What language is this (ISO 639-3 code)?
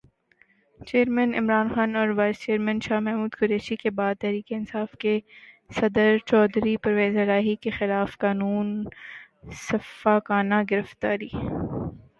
urd